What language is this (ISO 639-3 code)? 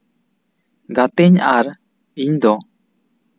sat